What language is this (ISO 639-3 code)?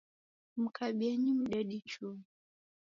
dav